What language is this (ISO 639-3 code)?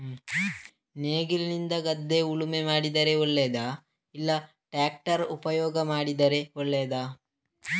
kan